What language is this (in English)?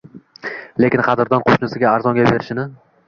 Uzbek